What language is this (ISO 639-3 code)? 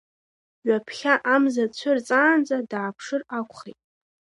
abk